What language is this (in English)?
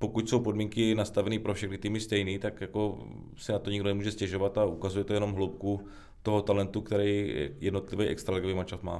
Czech